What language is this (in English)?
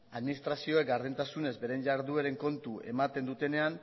Basque